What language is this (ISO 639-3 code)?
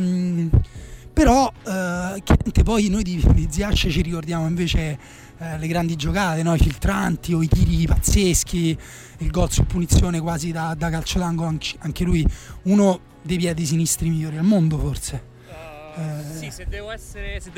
ita